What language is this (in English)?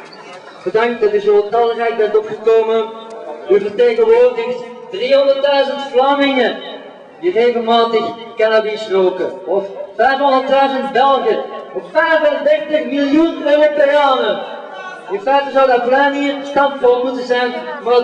Dutch